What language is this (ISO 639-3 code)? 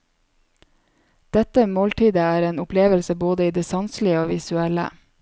nor